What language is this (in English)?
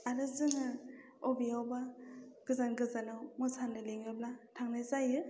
Bodo